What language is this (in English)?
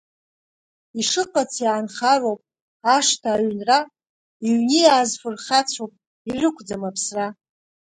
Abkhazian